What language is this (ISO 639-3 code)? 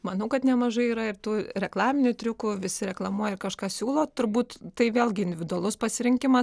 lit